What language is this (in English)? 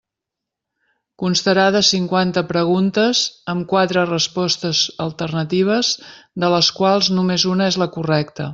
Catalan